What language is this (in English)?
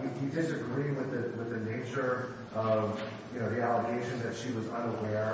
English